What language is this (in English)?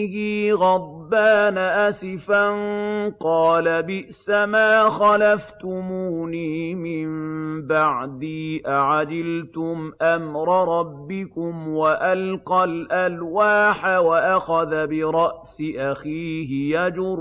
Arabic